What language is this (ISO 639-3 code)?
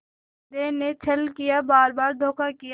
hin